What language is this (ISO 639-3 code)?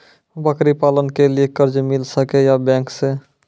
mai